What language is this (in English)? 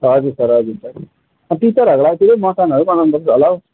Nepali